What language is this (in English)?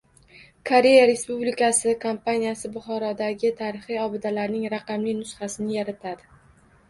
Uzbek